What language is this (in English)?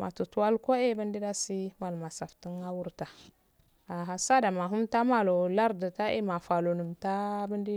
Afade